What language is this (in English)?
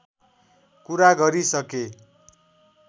Nepali